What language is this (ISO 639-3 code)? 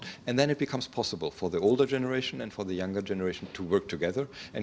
ind